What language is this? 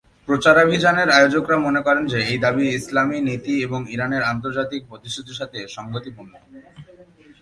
Bangla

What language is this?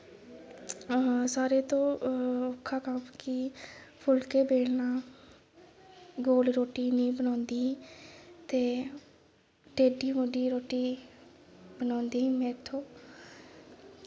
Dogri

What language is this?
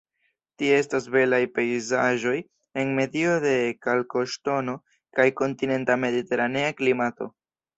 Esperanto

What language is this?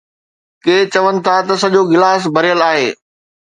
Sindhi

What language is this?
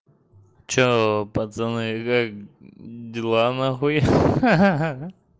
Russian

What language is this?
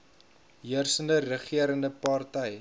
Afrikaans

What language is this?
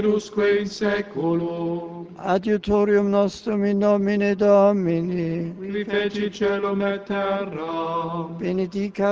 Czech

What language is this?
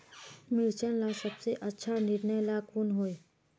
Magahi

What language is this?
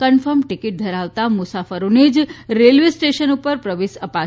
Gujarati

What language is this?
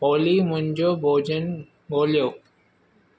Sindhi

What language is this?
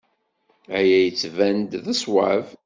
Kabyle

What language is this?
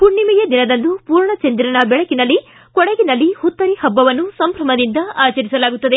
Kannada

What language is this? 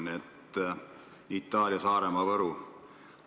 Estonian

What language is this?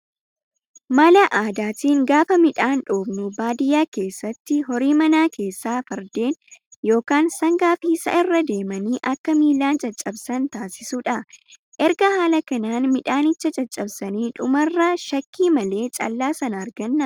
Oromo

